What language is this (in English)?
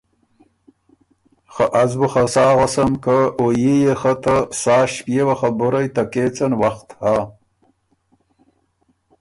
Ormuri